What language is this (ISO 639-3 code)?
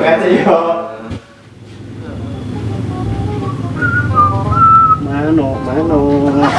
ind